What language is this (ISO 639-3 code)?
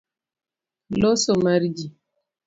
luo